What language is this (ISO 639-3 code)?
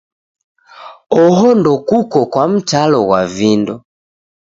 dav